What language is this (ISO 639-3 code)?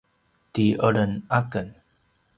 pwn